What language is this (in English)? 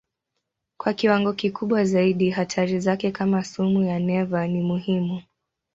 Swahili